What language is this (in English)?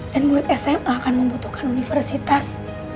Indonesian